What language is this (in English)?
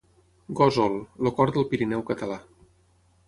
Catalan